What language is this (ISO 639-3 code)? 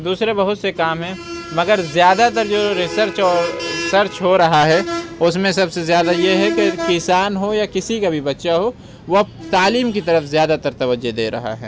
urd